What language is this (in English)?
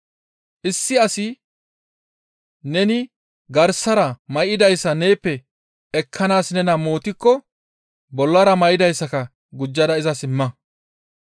Gamo